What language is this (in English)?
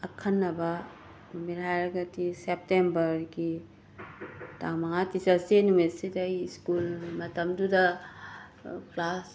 Manipuri